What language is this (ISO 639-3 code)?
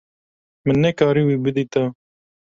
kur